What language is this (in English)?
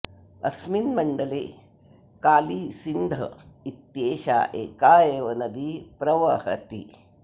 Sanskrit